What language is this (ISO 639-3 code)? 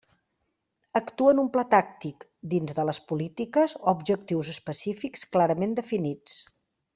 cat